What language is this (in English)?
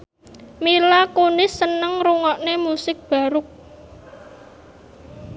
Javanese